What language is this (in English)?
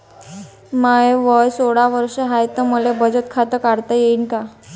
Marathi